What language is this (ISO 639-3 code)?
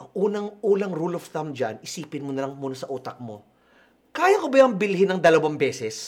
fil